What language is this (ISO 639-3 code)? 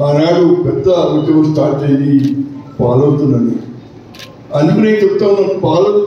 ara